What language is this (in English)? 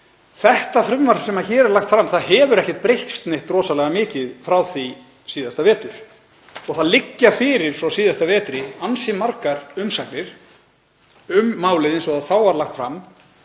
Icelandic